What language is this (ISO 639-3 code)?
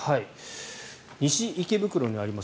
jpn